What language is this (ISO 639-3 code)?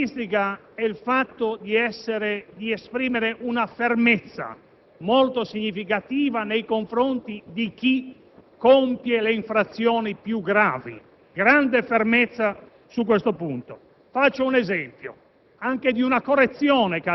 ita